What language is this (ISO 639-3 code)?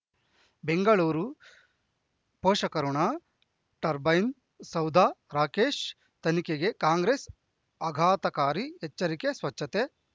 kan